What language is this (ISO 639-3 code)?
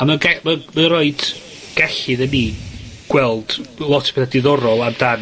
cym